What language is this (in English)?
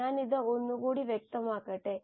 Malayalam